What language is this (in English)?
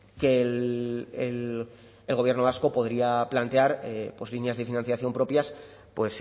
Spanish